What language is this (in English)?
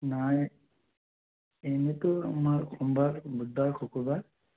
Assamese